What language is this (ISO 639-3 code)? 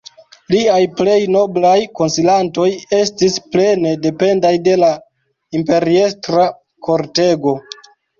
epo